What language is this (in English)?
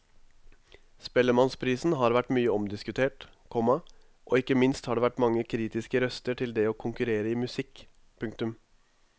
Norwegian